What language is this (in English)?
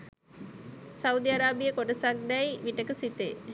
Sinhala